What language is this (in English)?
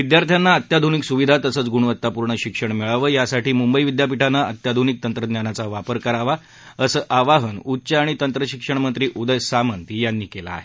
Marathi